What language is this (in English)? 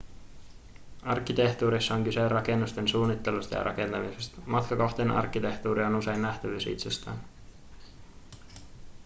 Finnish